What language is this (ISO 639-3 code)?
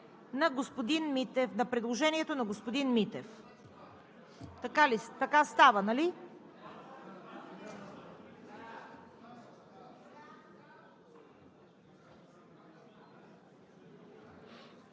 bul